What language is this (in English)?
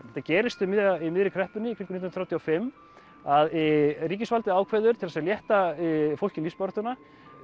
Icelandic